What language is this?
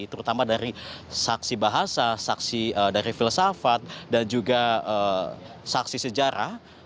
Indonesian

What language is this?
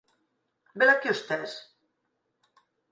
Galician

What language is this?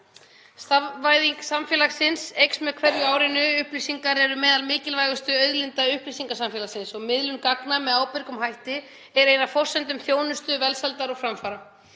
Icelandic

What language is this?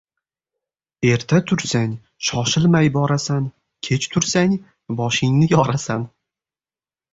Uzbek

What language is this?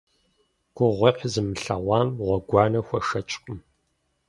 Kabardian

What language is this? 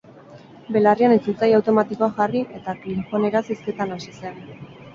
Basque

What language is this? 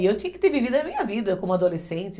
Portuguese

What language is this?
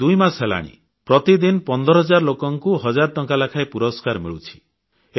Odia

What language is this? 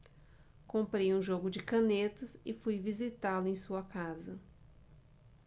Portuguese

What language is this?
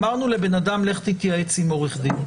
Hebrew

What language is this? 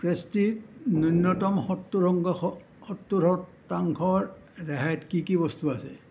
Assamese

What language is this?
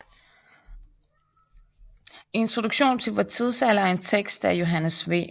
Danish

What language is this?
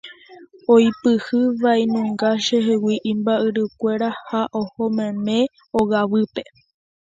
Guarani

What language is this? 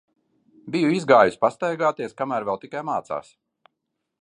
Latvian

